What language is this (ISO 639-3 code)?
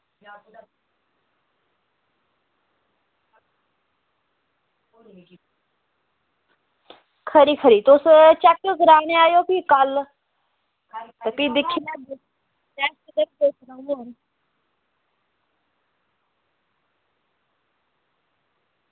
doi